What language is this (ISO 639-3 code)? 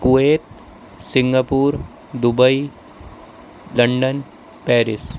urd